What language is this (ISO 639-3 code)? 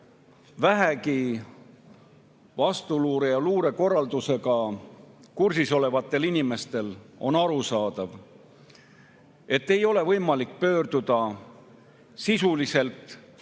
est